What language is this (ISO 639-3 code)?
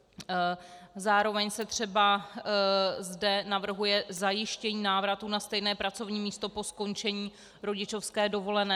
ces